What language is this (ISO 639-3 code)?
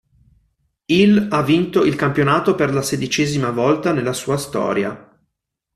ita